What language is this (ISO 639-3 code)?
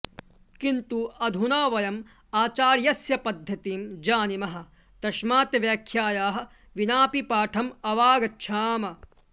san